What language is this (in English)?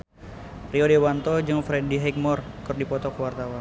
Sundanese